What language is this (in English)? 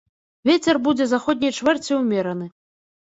Belarusian